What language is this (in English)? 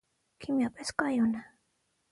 Armenian